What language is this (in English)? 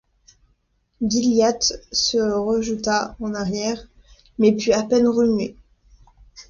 French